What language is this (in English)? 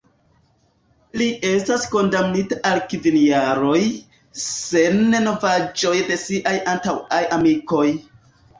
Esperanto